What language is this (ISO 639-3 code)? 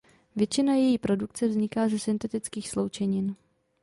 ces